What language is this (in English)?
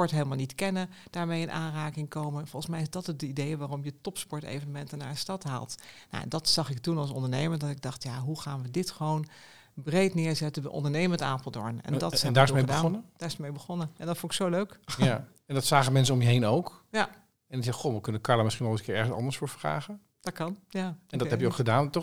Dutch